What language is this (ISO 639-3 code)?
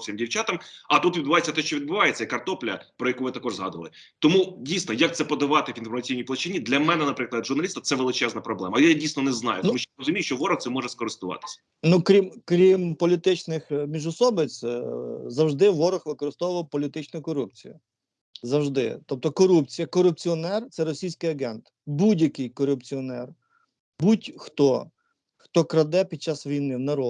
ukr